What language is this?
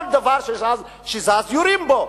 Hebrew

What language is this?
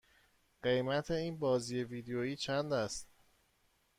Persian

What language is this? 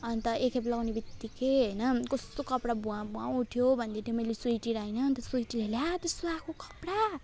Nepali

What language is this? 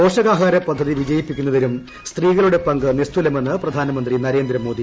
Malayalam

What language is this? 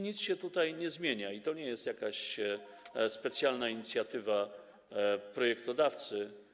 Polish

